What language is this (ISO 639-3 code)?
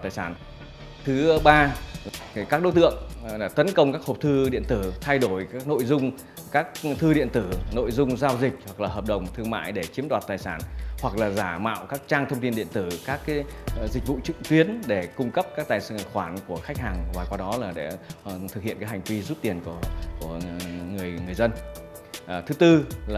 vie